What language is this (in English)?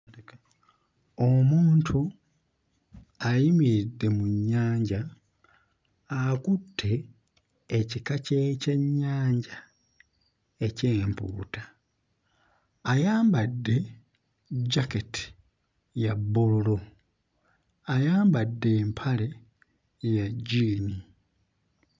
Ganda